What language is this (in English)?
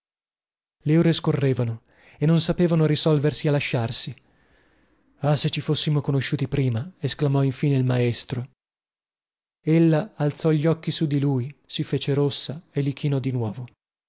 Italian